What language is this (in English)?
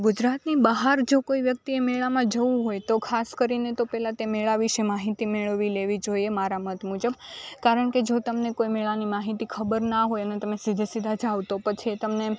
Gujarati